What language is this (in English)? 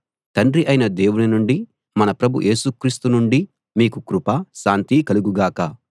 Telugu